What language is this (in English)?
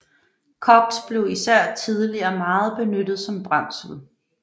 Danish